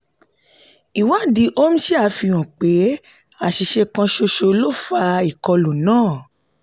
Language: Yoruba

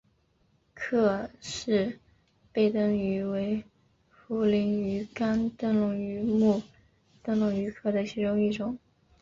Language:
Chinese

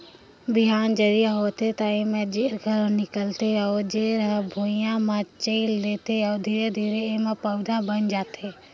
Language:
Chhattisgarhi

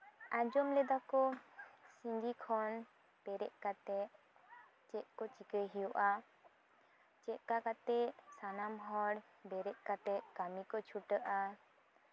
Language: Santali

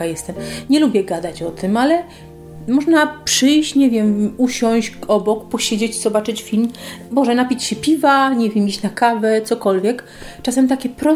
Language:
Polish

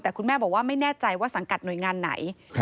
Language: Thai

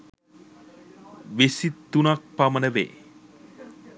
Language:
Sinhala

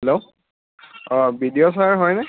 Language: Assamese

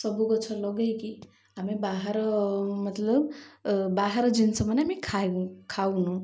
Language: Odia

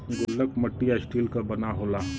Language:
Bhojpuri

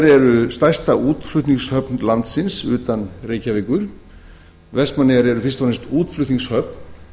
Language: Icelandic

